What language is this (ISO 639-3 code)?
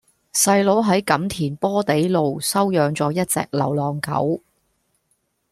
yue